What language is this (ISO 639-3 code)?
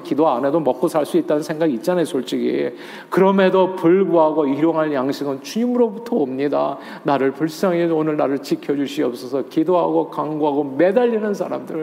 kor